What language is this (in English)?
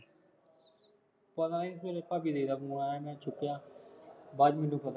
Punjabi